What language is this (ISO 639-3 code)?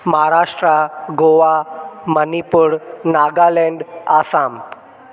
snd